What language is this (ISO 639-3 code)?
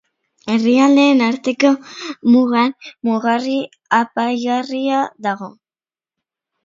eus